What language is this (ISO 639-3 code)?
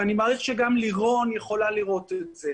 heb